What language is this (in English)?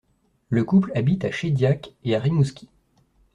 French